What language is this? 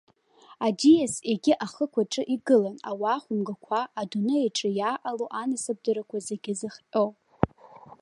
Abkhazian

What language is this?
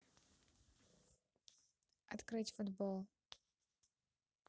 Russian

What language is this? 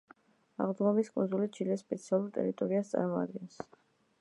Georgian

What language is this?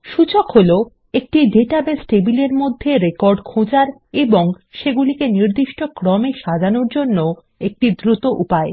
Bangla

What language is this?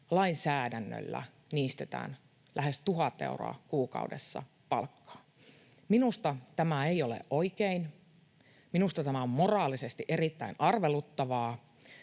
Finnish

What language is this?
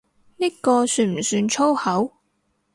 Cantonese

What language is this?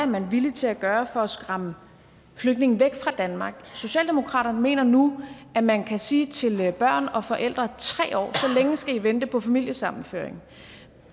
Danish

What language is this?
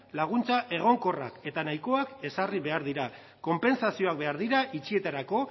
Basque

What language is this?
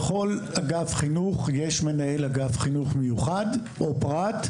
Hebrew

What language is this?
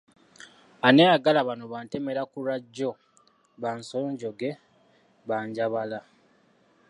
Ganda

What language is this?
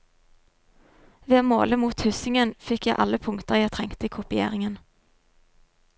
Norwegian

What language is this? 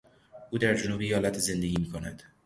Persian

